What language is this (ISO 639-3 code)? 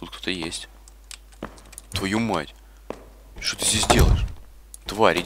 rus